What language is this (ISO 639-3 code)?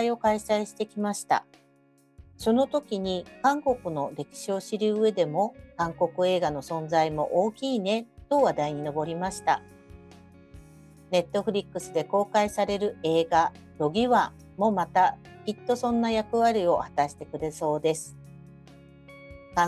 jpn